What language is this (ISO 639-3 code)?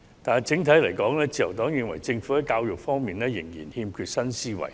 yue